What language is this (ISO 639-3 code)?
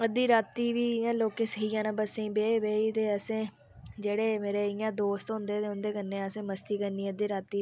doi